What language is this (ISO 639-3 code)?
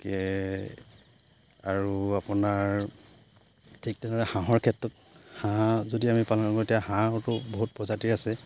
asm